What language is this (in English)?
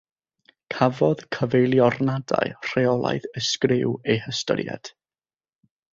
Welsh